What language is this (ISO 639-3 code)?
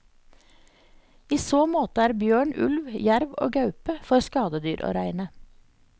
nor